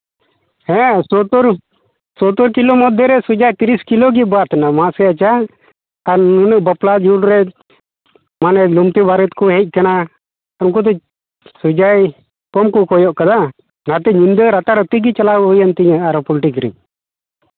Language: Santali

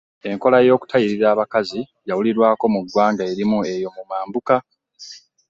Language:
Ganda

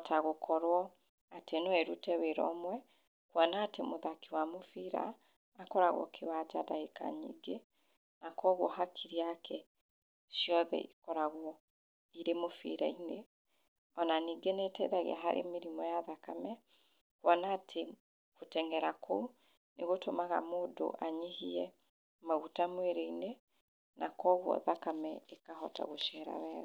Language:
Kikuyu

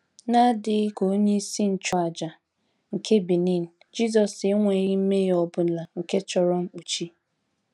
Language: Igbo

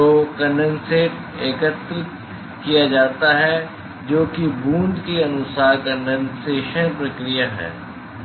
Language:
Hindi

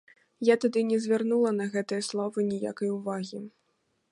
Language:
Belarusian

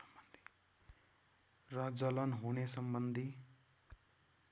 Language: Nepali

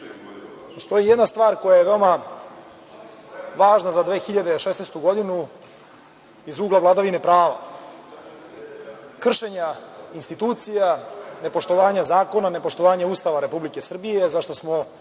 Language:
Serbian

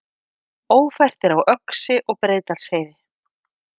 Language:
Icelandic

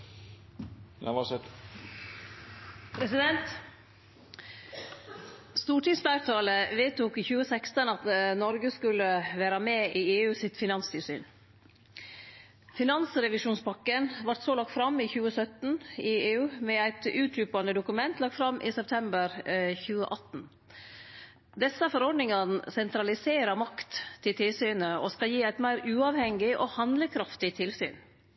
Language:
Norwegian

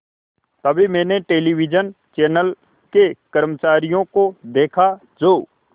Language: Hindi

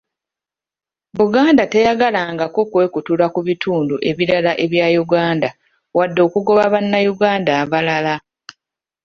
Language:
Ganda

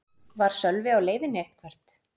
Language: Icelandic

